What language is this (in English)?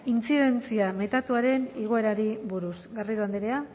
Basque